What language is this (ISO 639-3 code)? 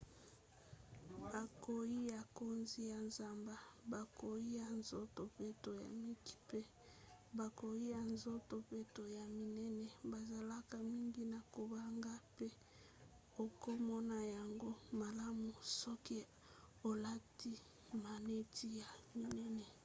lin